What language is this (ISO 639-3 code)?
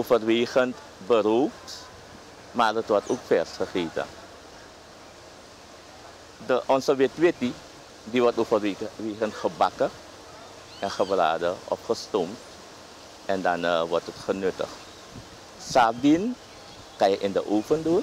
nld